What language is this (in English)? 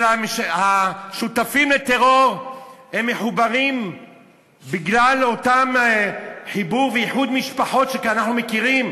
Hebrew